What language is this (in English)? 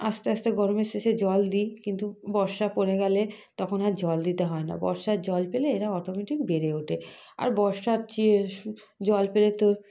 Bangla